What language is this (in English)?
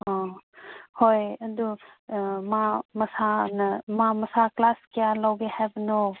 Manipuri